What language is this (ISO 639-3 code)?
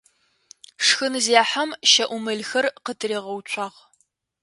ady